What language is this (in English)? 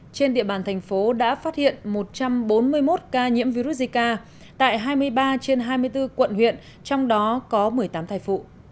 Vietnamese